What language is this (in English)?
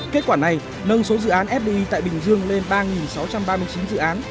Vietnamese